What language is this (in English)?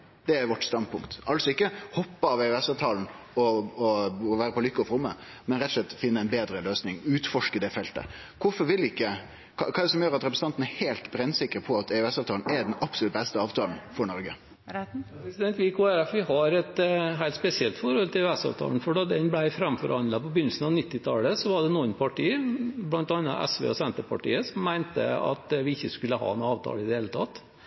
Norwegian